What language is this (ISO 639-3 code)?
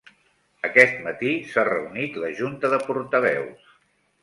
cat